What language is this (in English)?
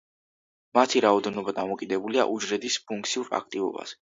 Georgian